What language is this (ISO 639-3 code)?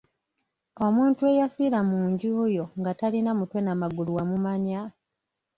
lug